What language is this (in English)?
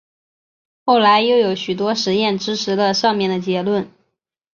Chinese